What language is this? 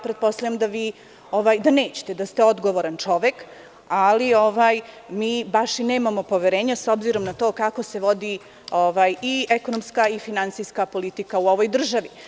Serbian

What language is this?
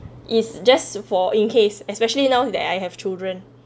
English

